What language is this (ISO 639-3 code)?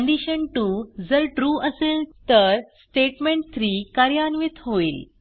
mar